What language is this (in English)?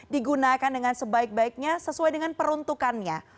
Indonesian